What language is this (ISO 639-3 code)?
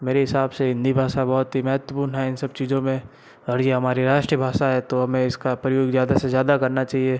hin